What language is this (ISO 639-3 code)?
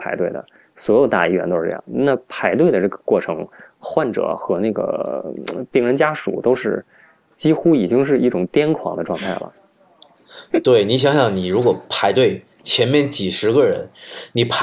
zho